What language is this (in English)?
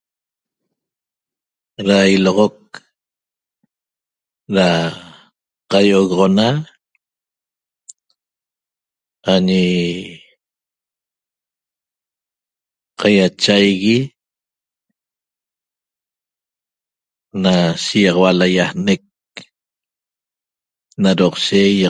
Toba